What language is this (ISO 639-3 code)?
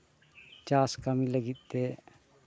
sat